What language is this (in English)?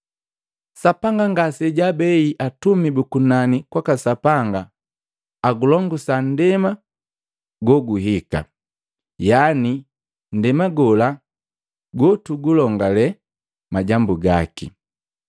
Matengo